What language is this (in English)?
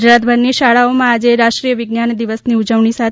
Gujarati